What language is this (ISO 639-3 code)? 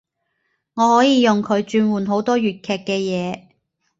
yue